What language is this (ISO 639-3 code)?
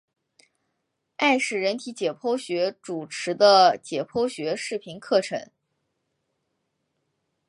zho